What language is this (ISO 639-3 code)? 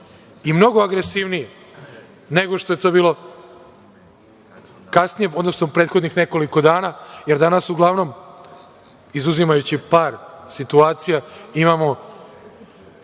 srp